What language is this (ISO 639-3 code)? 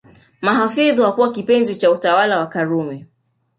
swa